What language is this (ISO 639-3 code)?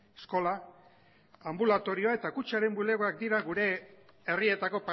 eus